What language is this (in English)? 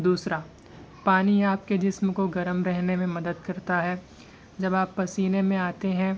Urdu